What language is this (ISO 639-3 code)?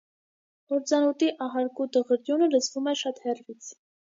hye